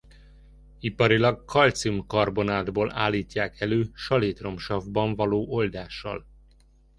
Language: Hungarian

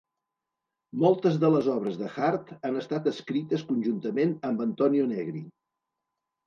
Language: Catalan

